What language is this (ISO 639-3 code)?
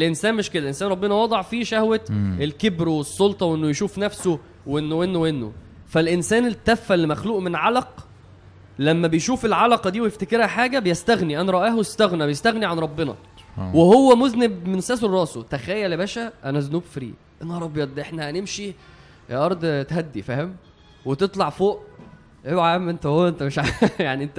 ara